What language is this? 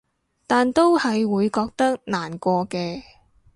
Cantonese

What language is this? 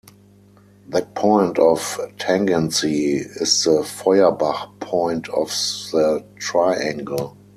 English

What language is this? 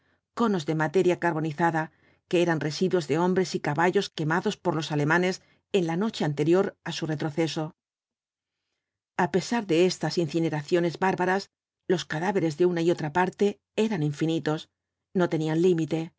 Spanish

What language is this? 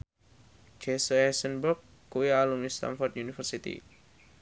Javanese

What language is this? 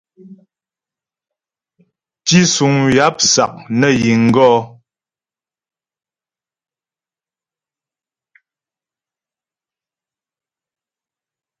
Ghomala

